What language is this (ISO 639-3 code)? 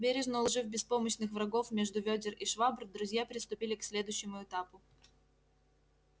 rus